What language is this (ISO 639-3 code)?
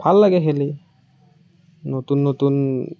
asm